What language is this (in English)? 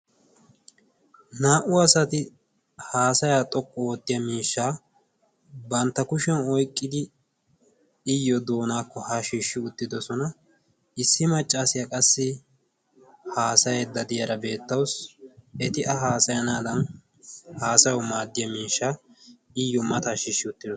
Wolaytta